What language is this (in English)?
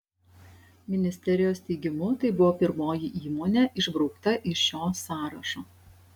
Lithuanian